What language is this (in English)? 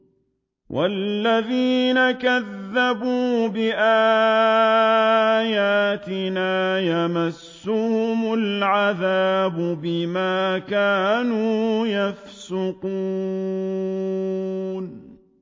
Arabic